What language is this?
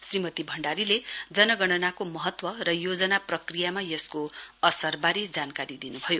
Nepali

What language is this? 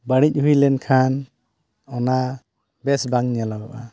Santali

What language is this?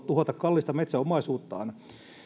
Finnish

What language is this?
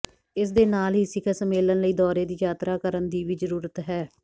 Punjabi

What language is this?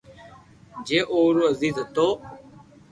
Loarki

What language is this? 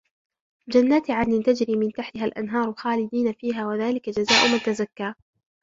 Arabic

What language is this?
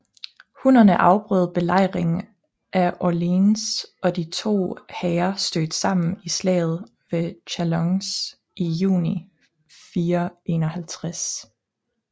Danish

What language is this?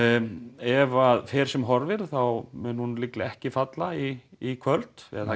Icelandic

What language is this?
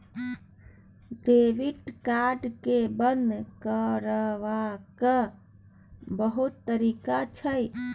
Maithili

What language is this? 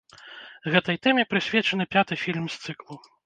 Belarusian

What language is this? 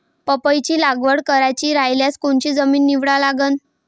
Marathi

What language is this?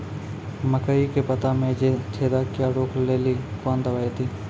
Maithili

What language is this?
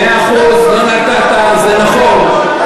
Hebrew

